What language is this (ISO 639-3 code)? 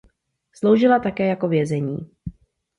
ces